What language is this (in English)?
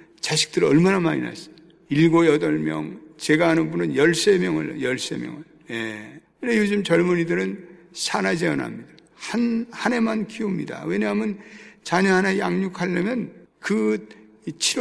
Korean